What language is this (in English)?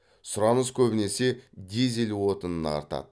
Kazakh